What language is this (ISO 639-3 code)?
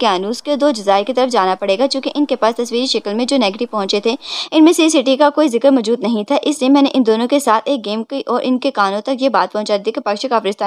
hin